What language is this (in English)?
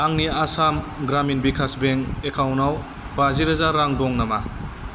Bodo